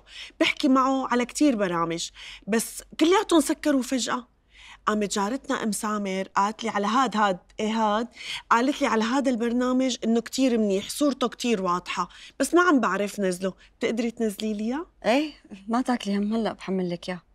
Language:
Arabic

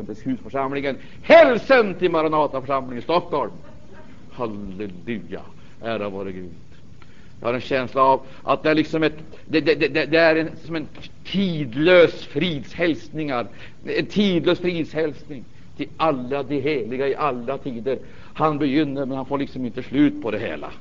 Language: Swedish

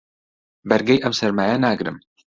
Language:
Central Kurdish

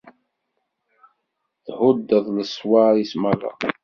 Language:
Kabyle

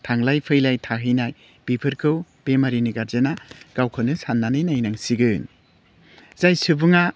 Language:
Bodo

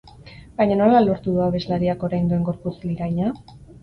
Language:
Basque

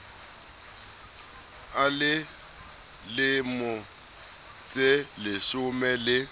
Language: Southern Sotho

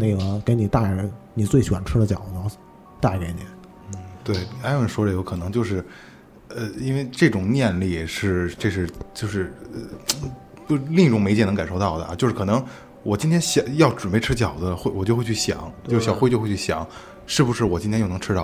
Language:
Chinese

